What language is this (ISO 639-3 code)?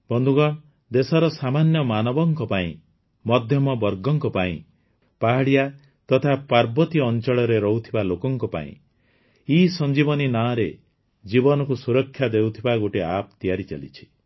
ori